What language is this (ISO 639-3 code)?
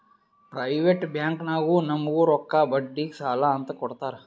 kan